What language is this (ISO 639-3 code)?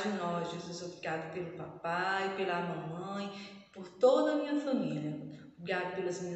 por